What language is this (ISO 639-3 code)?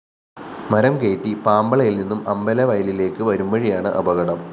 mal